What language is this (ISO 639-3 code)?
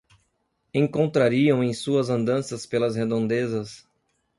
por